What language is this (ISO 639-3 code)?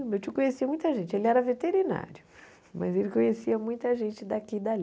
por